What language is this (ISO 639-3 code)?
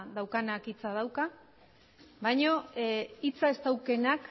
eus